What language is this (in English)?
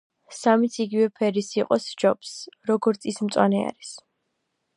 Georgian